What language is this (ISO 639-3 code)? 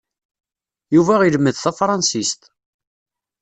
kab